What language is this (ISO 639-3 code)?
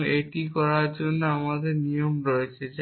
ben